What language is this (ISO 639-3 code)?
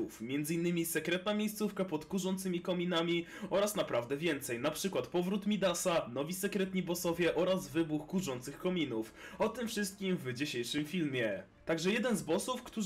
pol